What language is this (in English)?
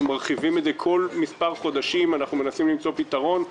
Hebrew